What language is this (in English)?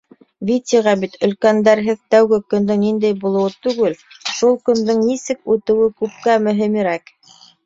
Bashkir